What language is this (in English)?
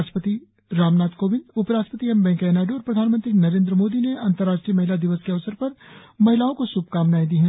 Hindi